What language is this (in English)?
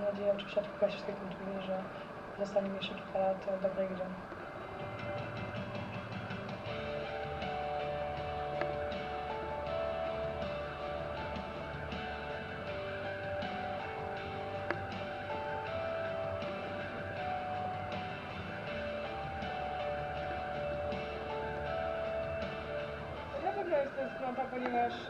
Polish